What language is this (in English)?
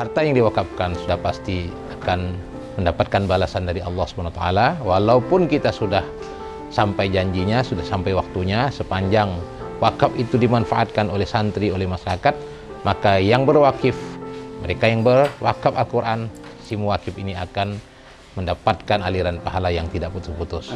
Indonesian